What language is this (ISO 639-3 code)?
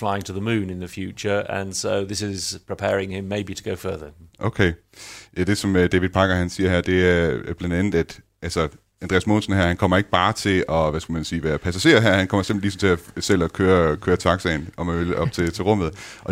dan